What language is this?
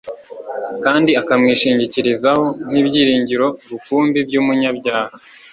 Kinyarwanda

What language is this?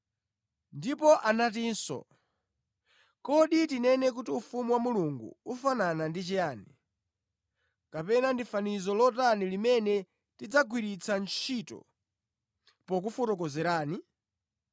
Nyanja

